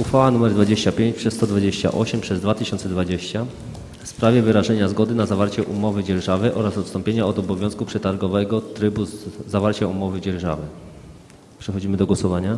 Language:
Polish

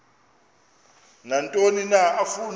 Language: Xhosa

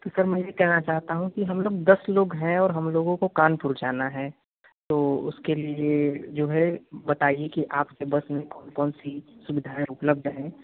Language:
Hindi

